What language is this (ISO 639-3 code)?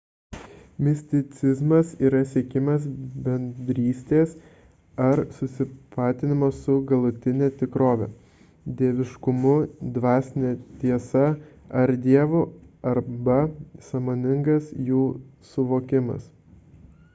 lit